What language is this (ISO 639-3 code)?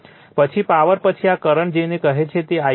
guj